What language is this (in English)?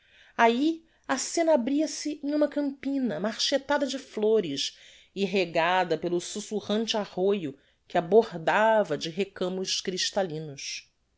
Portuguese